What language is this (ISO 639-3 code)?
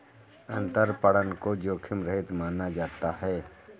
hin